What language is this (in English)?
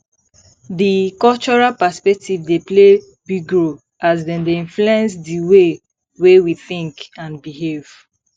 Nigerian Pidgin